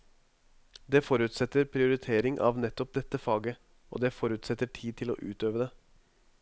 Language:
Norwegian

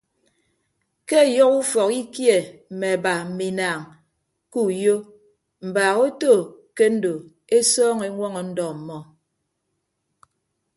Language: Ibibio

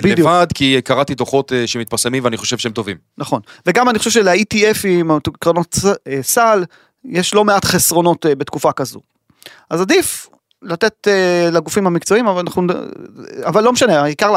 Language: Hebrew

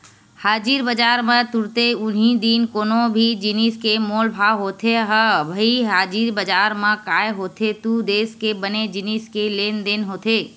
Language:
Chhattisgarhi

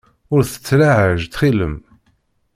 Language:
Kabyle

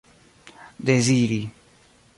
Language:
Esperanto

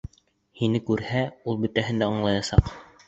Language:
Bashkir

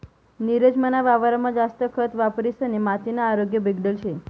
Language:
Marathi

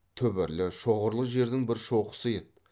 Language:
Kazakh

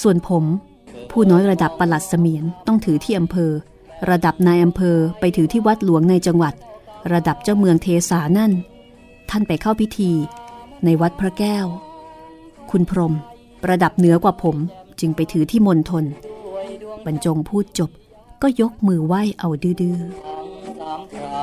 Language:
Thai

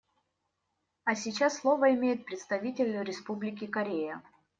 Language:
Russian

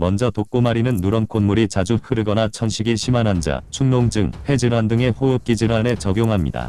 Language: Korean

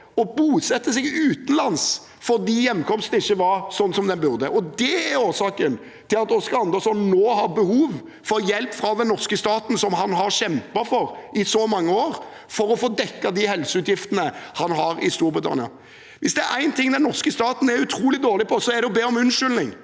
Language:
Norwegian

